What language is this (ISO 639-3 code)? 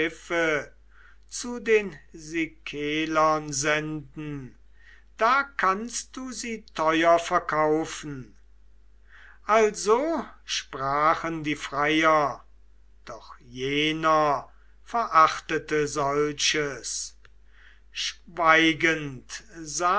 deu